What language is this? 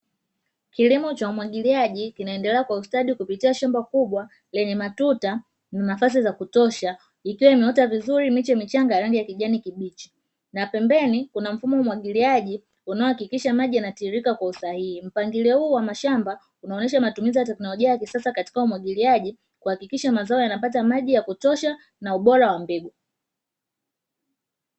Swahili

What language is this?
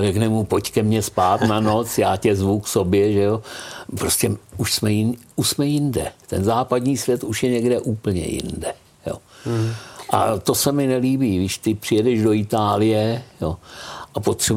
Czech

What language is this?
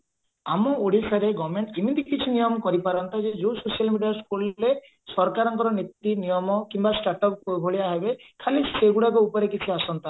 Odia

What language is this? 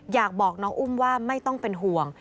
Thai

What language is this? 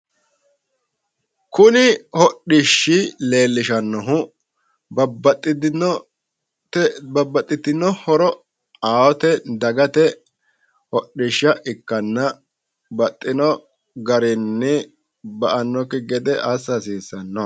Sidamo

